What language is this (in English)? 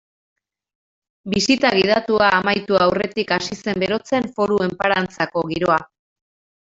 Basque